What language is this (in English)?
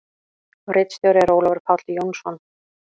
Icelandic